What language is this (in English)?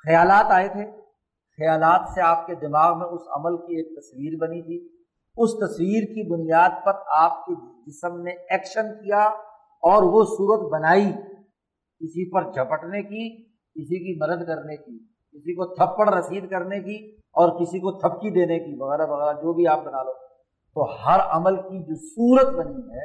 Urdu